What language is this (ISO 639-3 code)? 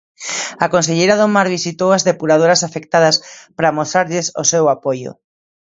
glg